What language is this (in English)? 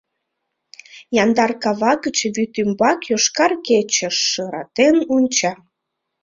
Mari